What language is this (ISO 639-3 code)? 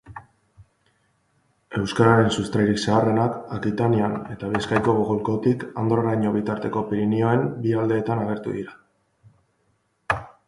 eus